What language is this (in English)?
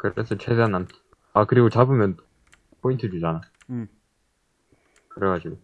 Korean